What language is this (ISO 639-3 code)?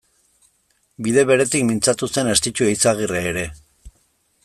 eus